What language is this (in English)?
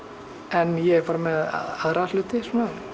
Icelandic